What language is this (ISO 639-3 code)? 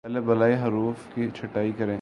urd